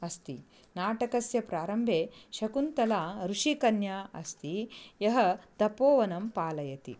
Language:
Sanskrit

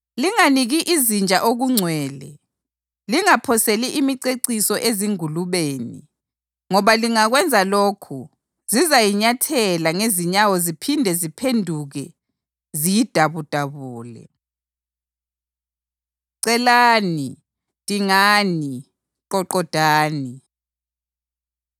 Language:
North Ndebele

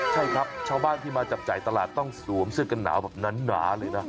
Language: Thai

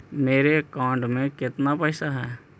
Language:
Magahi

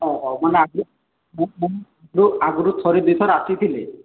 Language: Odia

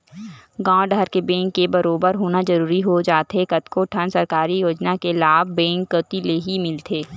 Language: Chhattisgarhi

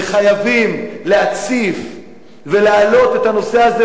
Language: Hebrew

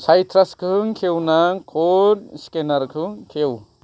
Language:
Bodo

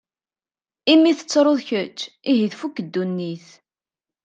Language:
Kabyle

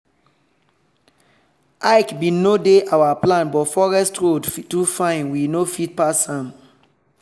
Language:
Nigerian Pidgin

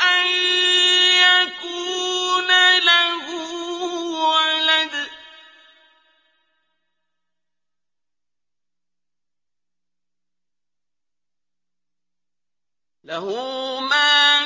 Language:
Arabic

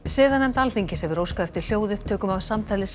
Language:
Icelandic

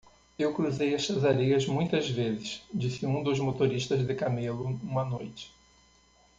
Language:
Portuguese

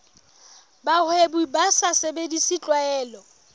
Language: Southern Sotho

